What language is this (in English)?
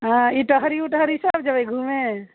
Maithili